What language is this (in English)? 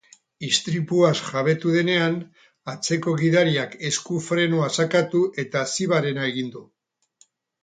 Basque